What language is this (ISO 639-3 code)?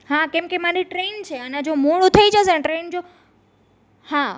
guj